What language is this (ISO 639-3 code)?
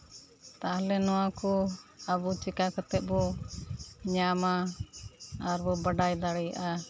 sat